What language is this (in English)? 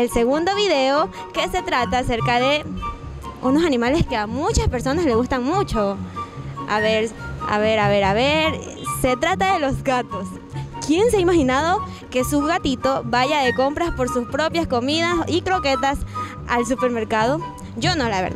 Spanish